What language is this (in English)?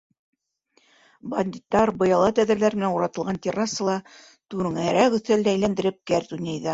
Bashkir